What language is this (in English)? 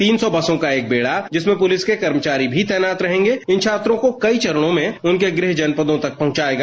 Hindi